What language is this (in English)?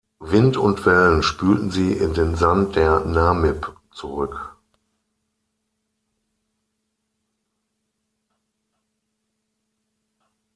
German